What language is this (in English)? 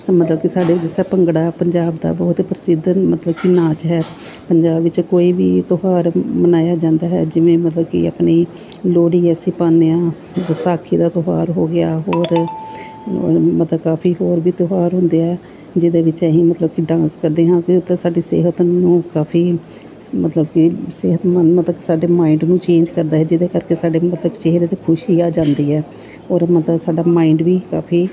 Punjabi